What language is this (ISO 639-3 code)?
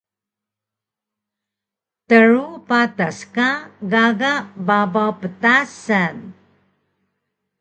trv